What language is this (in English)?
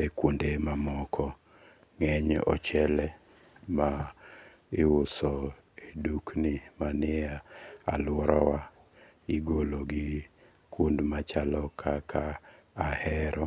Luo (Kenya and Tanzania)